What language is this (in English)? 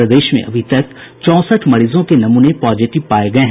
Hindi